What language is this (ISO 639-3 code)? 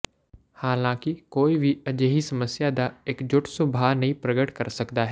pan